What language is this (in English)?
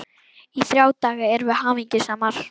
Icelandic